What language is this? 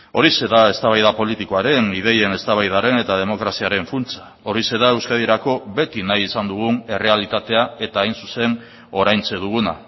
Basque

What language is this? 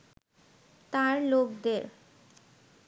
Bangla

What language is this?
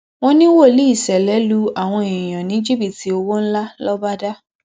Yoruba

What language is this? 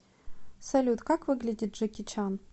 Russian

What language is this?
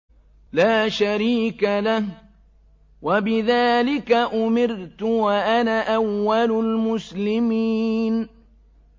Arabic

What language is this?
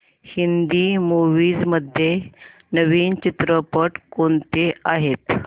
Marathi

